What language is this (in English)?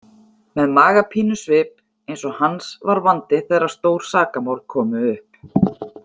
Icelandic